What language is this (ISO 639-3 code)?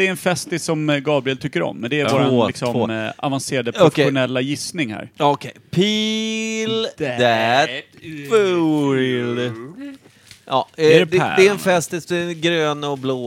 swe